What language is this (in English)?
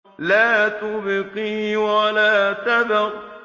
Arabic